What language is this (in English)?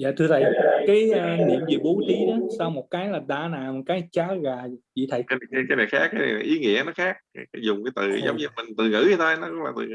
Vietnamese